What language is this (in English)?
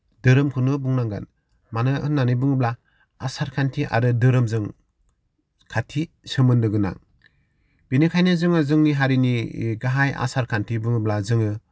Bodo